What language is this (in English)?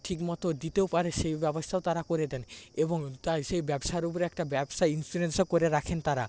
Bangla